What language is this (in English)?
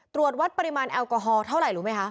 Thai